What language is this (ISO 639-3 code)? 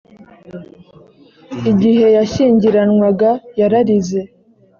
kin